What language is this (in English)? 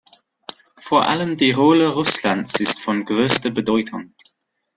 German